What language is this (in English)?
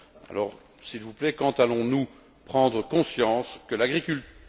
French